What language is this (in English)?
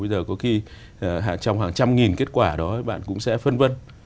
Vietnamese